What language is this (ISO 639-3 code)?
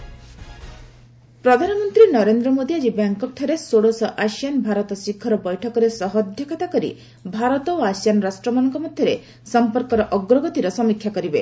ori